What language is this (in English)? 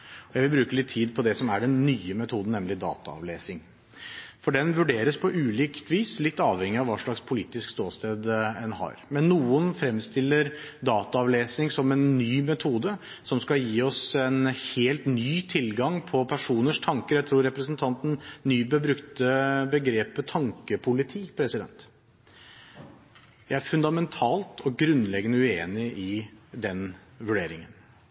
Norwegian Bokmål